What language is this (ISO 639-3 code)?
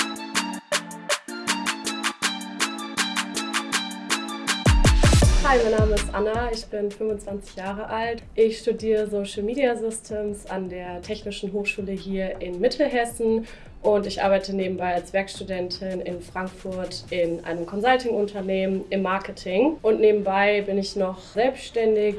deu